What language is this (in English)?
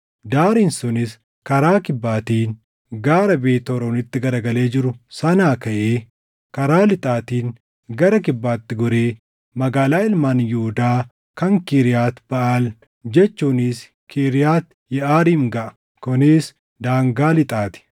Oromo